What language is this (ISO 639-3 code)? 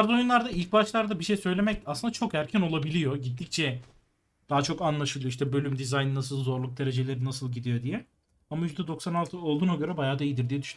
tur